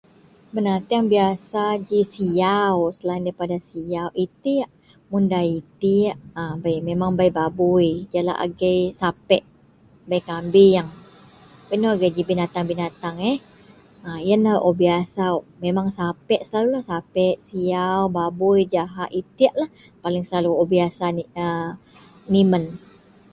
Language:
Central Melanau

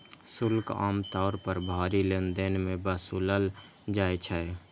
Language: Maithili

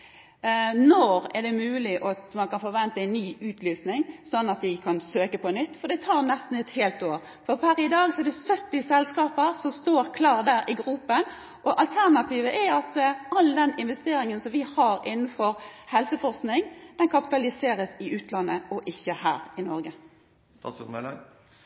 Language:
Norwegian Nynorsk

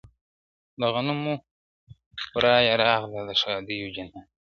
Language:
Pashto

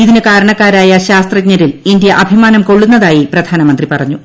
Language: Malayalam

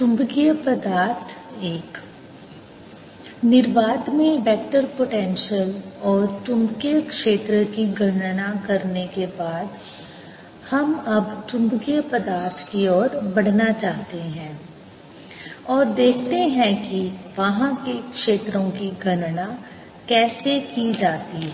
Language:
Hindi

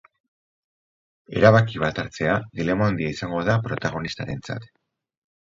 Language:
Basque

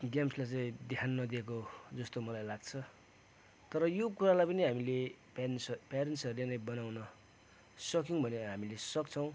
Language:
Nepali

